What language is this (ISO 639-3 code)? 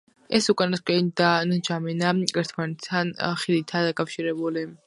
kat